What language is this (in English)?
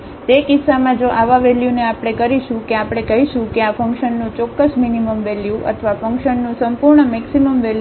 Gujarati